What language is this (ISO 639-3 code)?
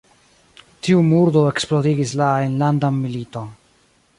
epo